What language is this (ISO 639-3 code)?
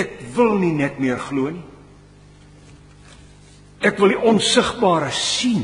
nld